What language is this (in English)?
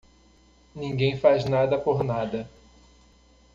Portuguese